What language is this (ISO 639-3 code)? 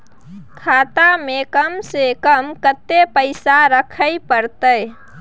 mai